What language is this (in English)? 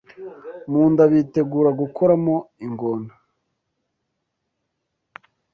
Kinyarwanda